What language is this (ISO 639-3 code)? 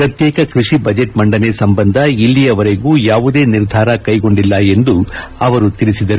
kan